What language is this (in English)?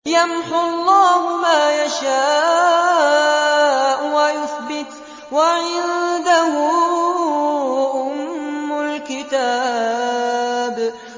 Arabic